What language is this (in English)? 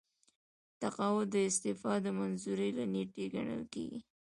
Pashto